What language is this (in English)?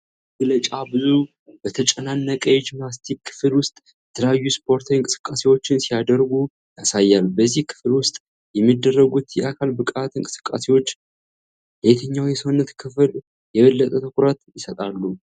Amharic